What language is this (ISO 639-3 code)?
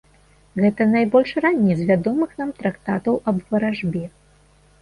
bel